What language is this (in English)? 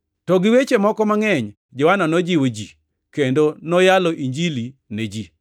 Luo (Kenya and Tanzania)